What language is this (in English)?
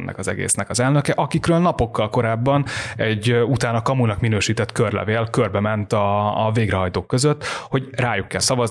Hungarian